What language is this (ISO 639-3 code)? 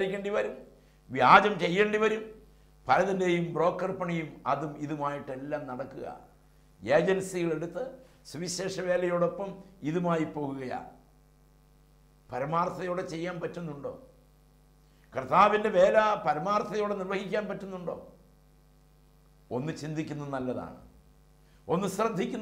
ara